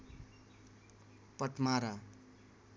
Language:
Nepali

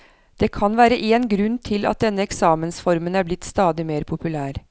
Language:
Norwegian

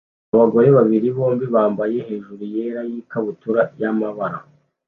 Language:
Kinyarwanda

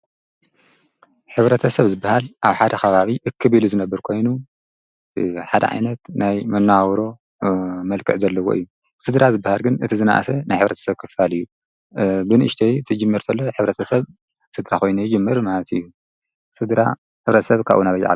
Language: Tigrinya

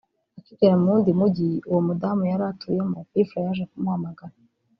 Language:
Kinyarwanda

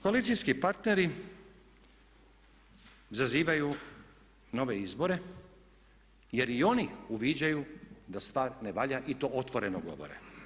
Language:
Croatian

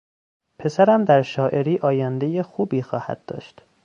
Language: Persian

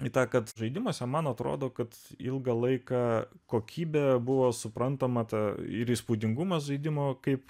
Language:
Lithuanian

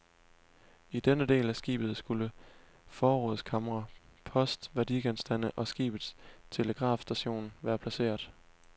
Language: Danish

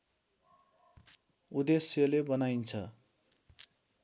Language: Nepali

